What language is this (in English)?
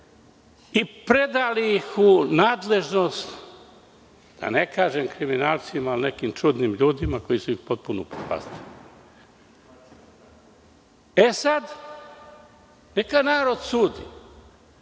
Serbian